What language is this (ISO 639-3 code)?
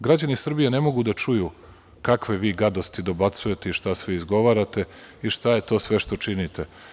srp